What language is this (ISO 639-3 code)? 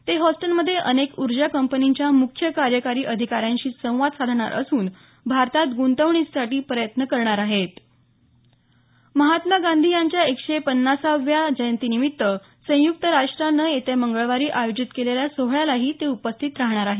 mar